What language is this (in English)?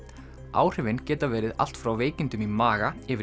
Icelandic